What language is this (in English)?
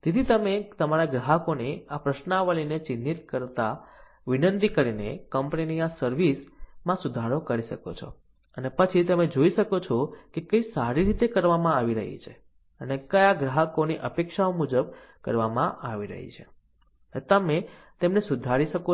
Gujarati